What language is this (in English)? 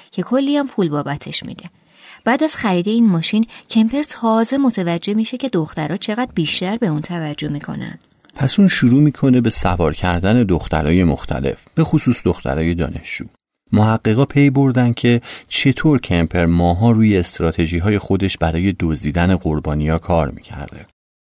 Persian